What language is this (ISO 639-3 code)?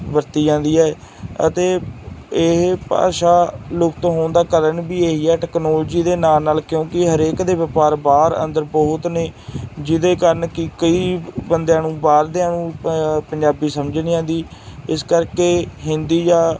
pan